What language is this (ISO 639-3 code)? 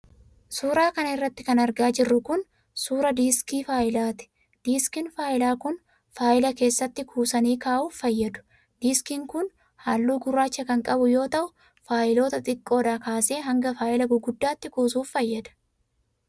orm